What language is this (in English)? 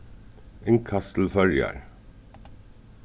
Faroese